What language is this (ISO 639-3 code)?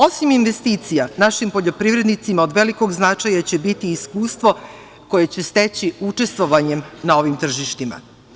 srp